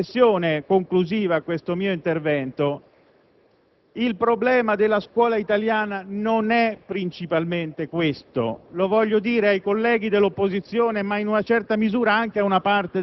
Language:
Italian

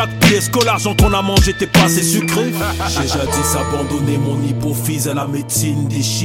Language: French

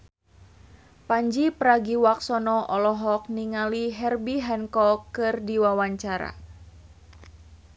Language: Sundanese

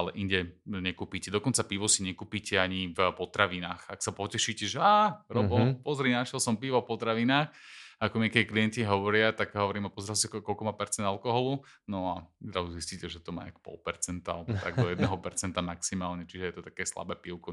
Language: Slovak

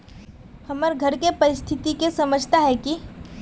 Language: Magahi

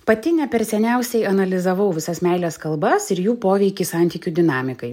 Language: Lithuanian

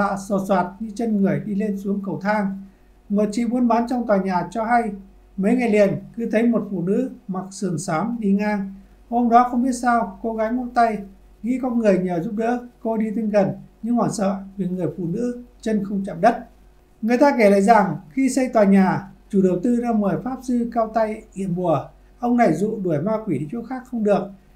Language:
Vietnamese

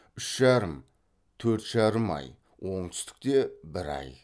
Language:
Kazakh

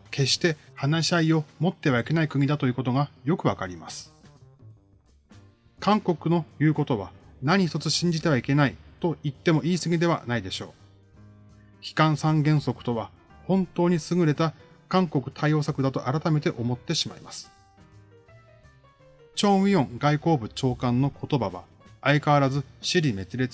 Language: Japanese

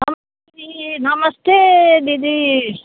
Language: Nepali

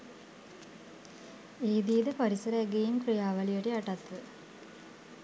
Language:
Sinhala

